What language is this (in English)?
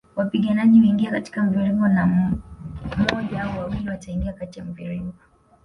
Swahili